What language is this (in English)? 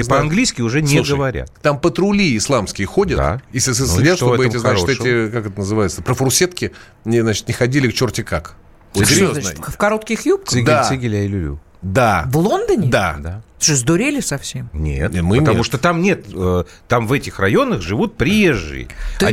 Russian